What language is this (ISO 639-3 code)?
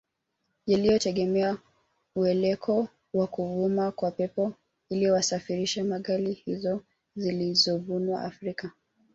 swa